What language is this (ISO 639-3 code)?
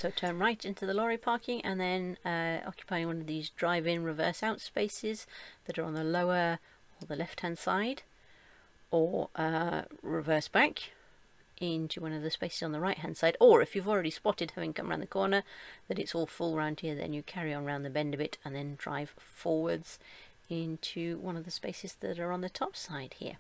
eng